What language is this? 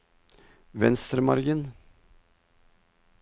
Norwegian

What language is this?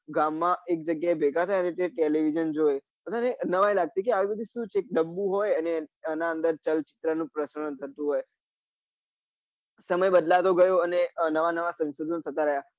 Gujarati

